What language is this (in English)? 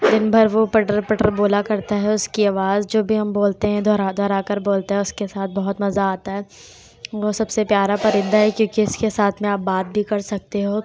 Urdu